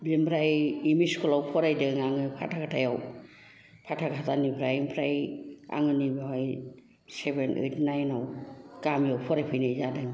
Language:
Bodo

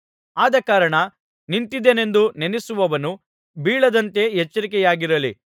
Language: Kannada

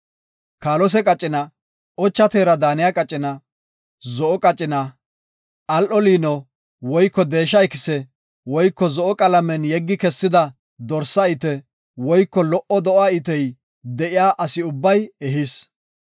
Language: Gofa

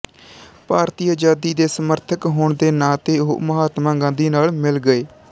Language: Punjabi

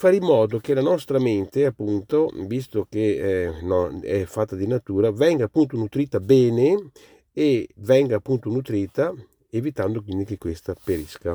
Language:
Italian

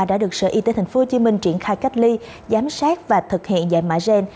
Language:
Vietnamese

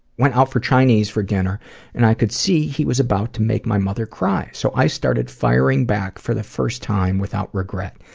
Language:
English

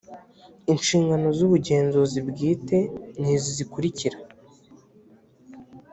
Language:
Kinyarwanda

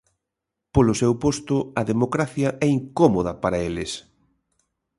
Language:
Galician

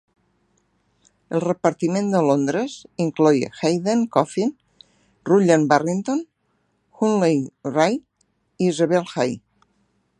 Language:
Catalan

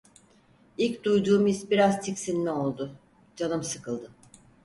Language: Turkish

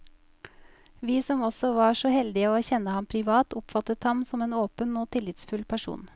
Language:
Norwegian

